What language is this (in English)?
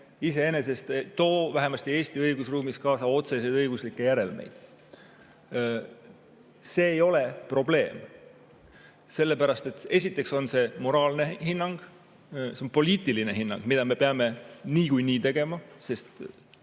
Estonian